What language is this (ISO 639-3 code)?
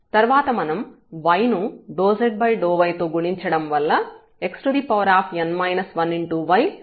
tel